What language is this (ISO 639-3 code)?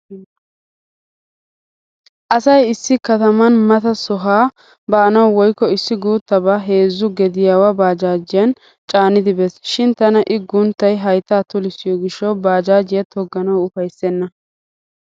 wal